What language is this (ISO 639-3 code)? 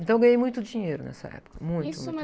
por